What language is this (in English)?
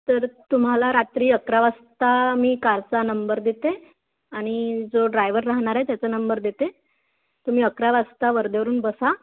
Marathi